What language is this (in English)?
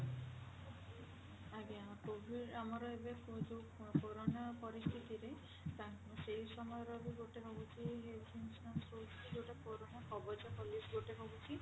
Odia